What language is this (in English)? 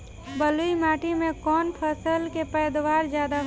Bhojpuri